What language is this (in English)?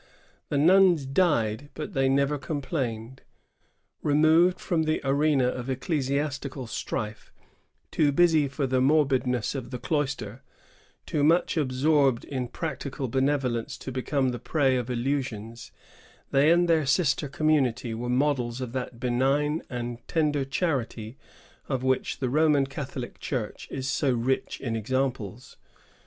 English